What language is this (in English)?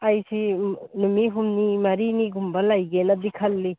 Manipuri